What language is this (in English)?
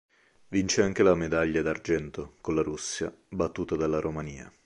Italian